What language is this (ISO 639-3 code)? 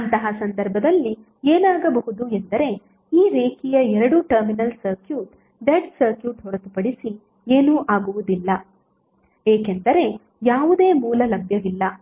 kan